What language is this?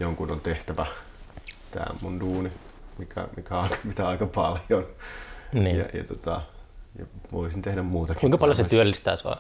Finnish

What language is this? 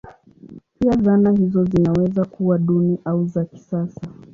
Swahili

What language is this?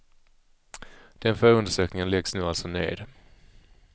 Swedish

